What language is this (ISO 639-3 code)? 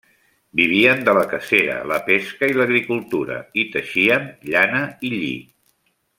cat